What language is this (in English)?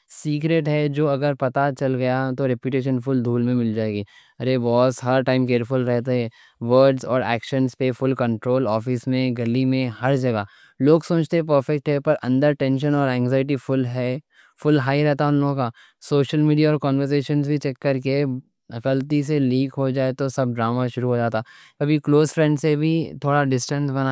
Deccan